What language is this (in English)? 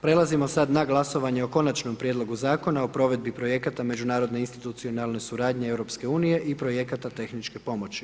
Croatian